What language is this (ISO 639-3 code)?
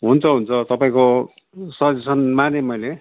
nep